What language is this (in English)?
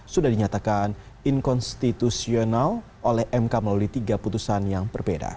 Indonesian